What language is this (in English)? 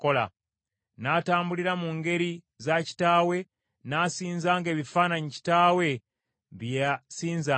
Ganda